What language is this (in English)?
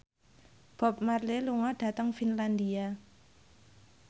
Javanese